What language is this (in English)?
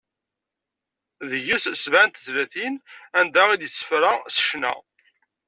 Kabyle